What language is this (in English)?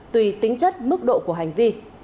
Vietnamese